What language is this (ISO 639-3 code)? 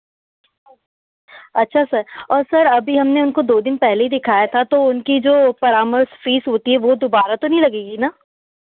hin